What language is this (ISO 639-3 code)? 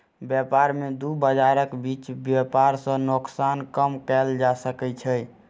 mai